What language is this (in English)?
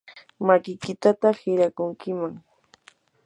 Yanahuanca Pasco Quechua